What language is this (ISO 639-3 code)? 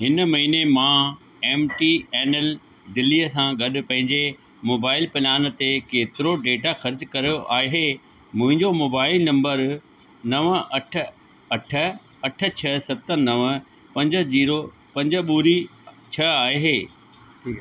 snd